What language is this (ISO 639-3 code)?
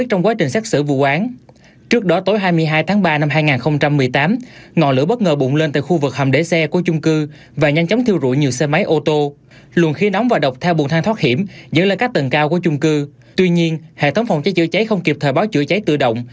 vie